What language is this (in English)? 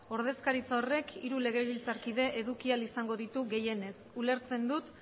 Basque